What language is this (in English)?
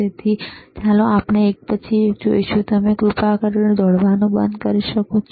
Gujarati